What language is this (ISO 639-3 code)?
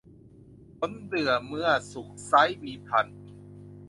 tha